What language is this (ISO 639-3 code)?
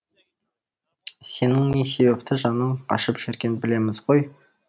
kaz